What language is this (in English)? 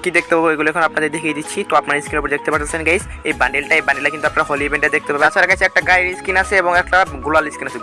Bangla